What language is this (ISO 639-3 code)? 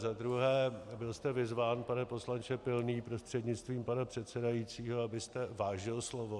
ces